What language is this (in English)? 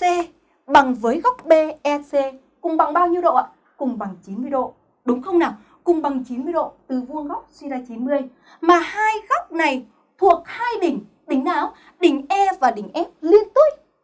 Vietnamese